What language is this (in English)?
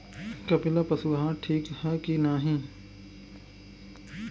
Bhojpuri